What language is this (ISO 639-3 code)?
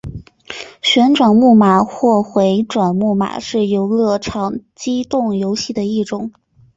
zho